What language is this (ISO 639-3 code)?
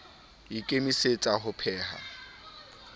sot